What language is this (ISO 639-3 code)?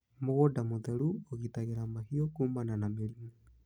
kik